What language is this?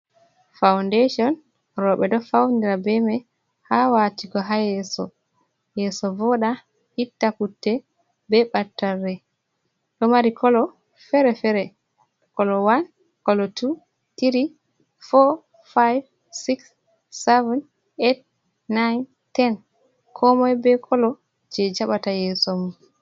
Fula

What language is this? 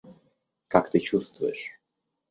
Russian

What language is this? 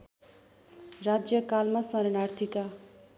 Nepali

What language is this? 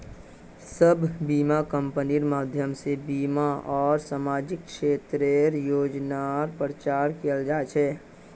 Magahi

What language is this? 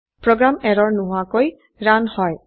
Assamese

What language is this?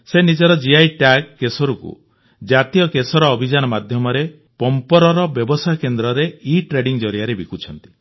Odia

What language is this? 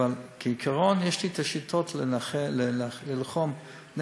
Hebrew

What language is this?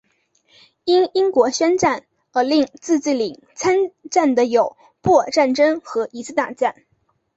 Chinese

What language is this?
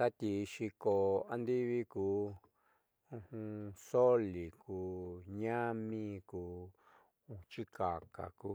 Southeastern Nochixtlán Mixtec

